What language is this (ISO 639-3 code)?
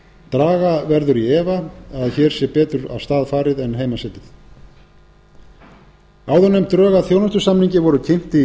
isl